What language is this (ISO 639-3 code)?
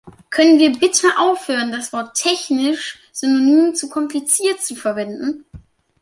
deu